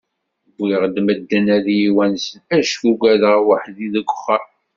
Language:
Kabyle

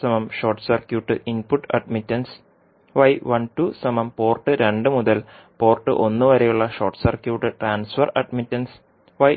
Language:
Malayalam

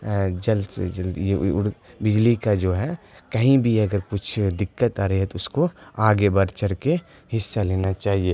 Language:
Urdu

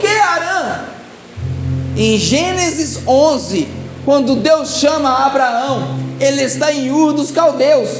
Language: Portuguese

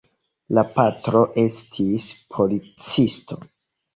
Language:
Esperanto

